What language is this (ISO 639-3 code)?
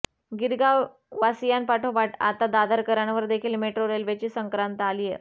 mar